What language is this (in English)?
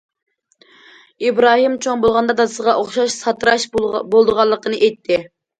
Uyghur